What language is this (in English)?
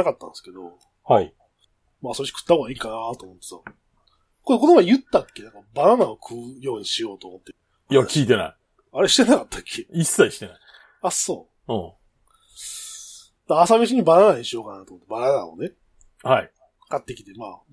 Japanese